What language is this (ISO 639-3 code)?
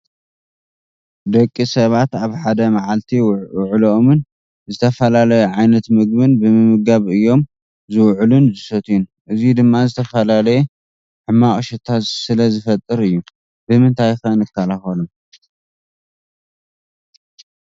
tir